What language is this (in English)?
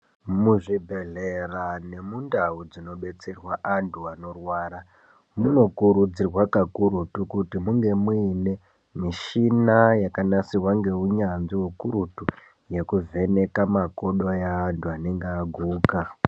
Ndau